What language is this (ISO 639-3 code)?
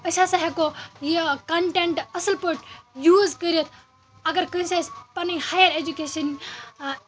kas